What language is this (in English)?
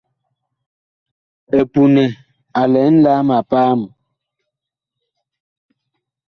Bakoko